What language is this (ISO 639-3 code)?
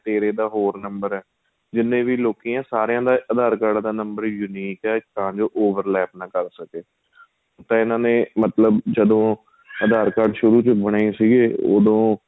pan